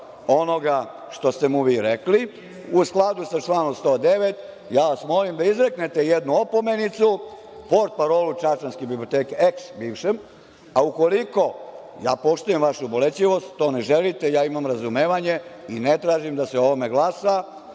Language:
Serbian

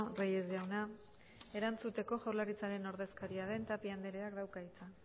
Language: Basque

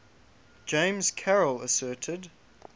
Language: English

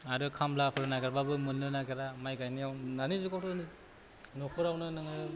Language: Bodo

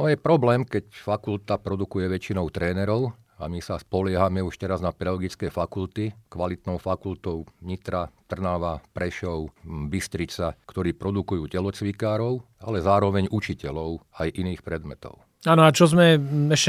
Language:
Slovak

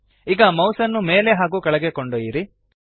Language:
Kannada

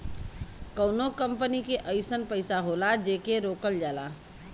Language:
Bhojpuri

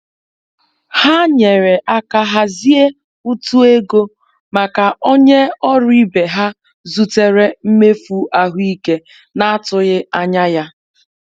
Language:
Igbo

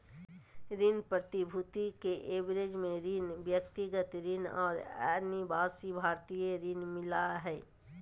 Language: Magahi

